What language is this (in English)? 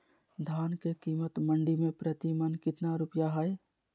Magahi